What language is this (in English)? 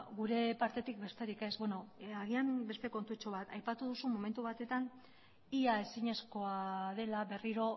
Basque